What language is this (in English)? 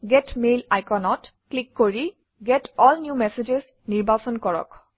Assamese